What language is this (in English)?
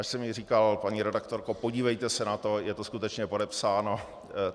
Czech